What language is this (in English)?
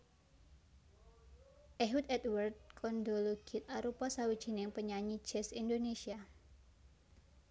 Javanese